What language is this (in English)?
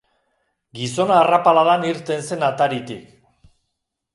Basque